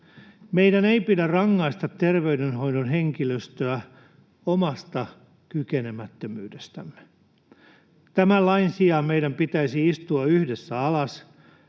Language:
Finnish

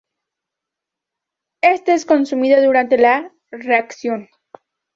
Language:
Spanish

